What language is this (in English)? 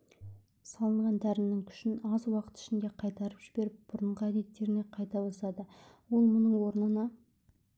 Kazakh